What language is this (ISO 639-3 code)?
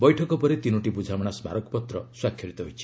ori